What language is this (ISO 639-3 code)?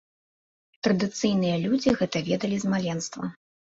bel